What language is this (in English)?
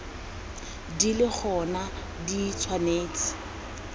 Tswana